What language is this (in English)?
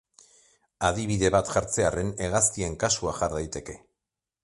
Basque